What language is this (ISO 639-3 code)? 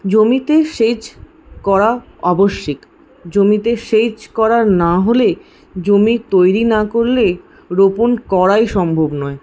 ben